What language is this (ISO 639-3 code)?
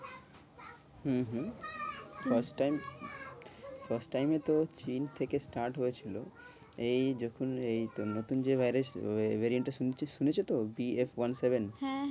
ben